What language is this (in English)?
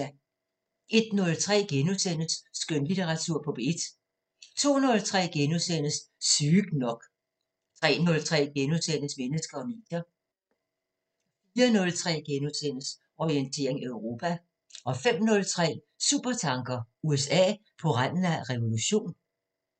Danish